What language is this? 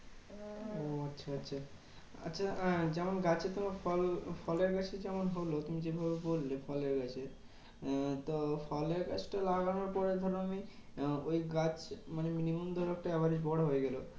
Bangla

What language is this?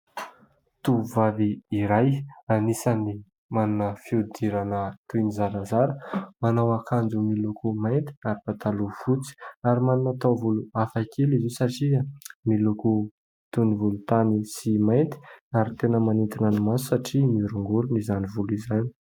Malagasy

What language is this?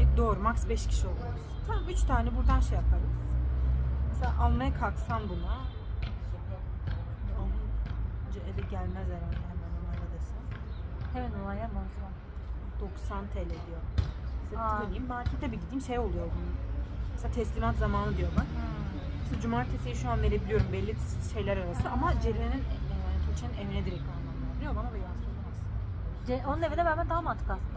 Turkish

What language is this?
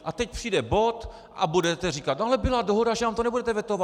Czech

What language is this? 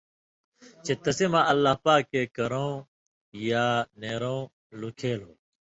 Indus Kohistani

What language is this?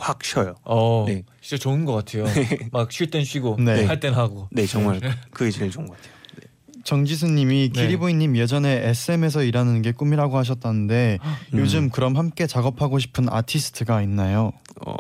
Korean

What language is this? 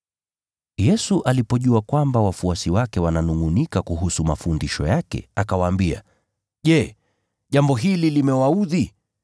Swahili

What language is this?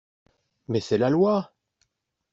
French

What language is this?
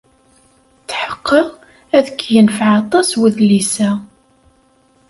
Kabyle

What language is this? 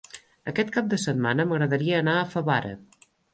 Catalan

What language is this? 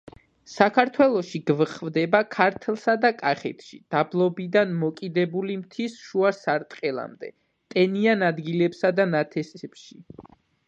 Georgian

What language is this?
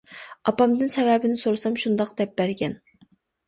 Uyghur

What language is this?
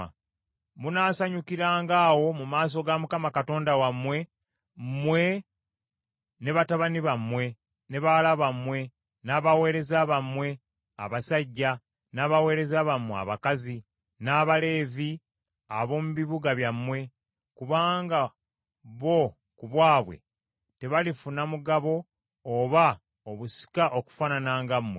Ganda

